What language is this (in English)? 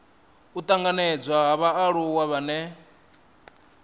Venda